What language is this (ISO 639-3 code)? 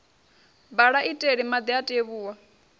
ven